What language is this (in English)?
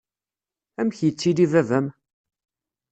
Kabyle